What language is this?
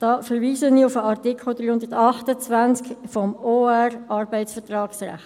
Swiss German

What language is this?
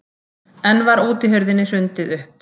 Icelandic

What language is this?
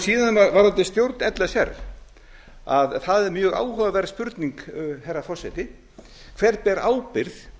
Icelandic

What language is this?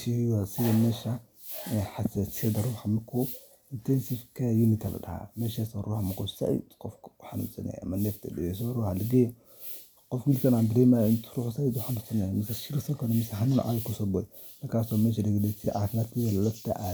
Somali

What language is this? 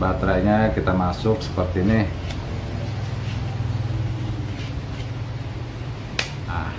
Indonesian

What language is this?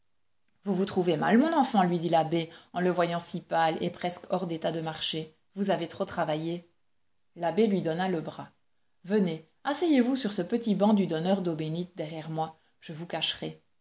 French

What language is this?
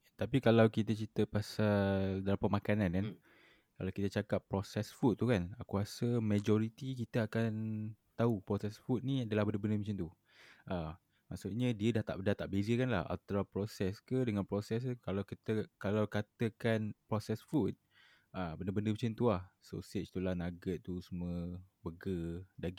Malay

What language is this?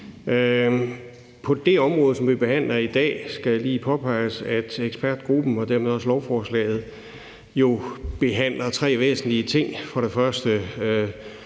Danish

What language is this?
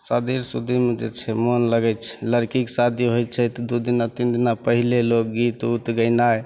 Maithili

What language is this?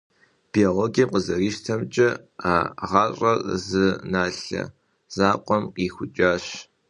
Kabardian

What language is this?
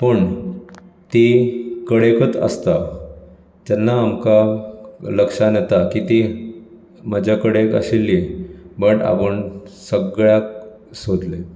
Konkani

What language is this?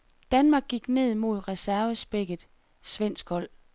Danish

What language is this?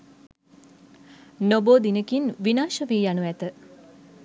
Sinhala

